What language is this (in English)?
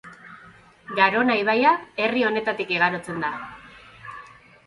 Basque